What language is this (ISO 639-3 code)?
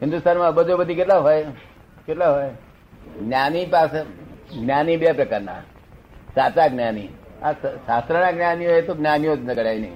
guj